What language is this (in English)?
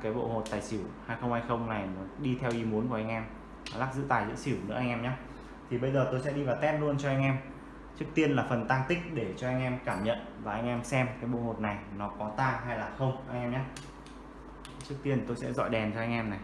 Vietnamese